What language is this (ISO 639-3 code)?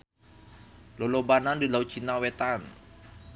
sun